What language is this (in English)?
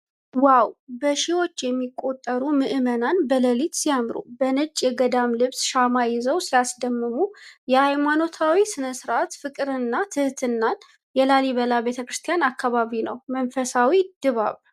Amharic